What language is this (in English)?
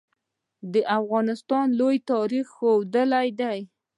Pashto